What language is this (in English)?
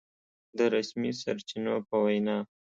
Pashto